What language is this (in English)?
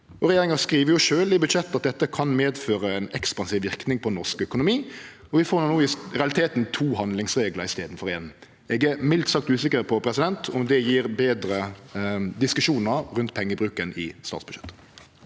Norwegian